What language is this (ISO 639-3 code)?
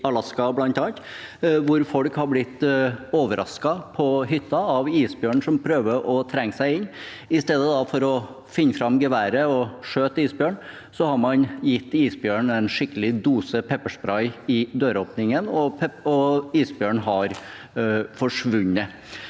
nor